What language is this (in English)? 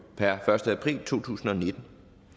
Danish